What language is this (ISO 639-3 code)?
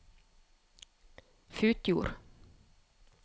nor